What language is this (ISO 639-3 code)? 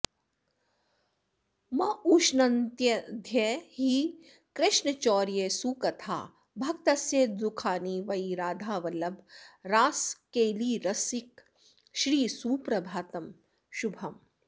san